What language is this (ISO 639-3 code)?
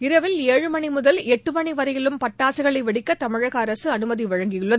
tam